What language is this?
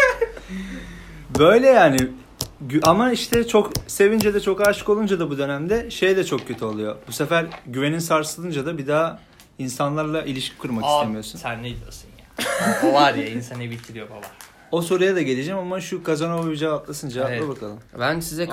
Turkish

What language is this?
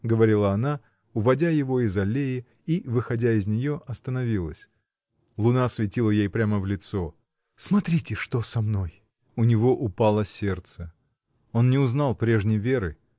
Russian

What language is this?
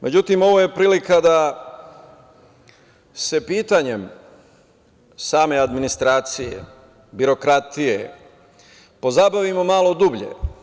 Serbian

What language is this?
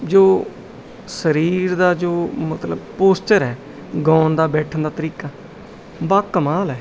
Punjabi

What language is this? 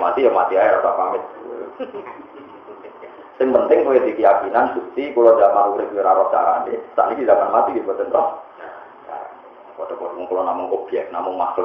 Indonesian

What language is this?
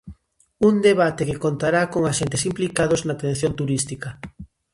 Galician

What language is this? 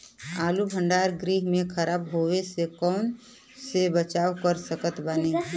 Bhojpuri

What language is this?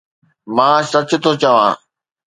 Sindhi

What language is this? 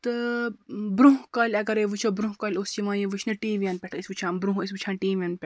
Kashmiri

